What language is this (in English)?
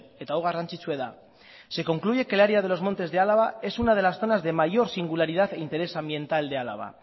Spanish